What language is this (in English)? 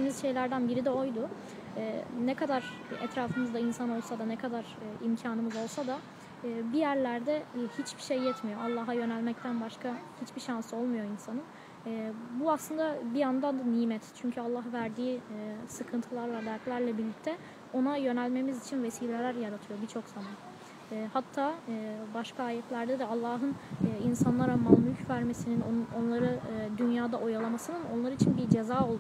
Turkish